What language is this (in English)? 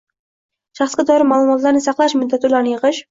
Uzbek